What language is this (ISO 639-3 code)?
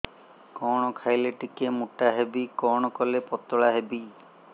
ori